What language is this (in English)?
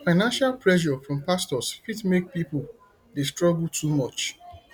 Nigerian Pidgin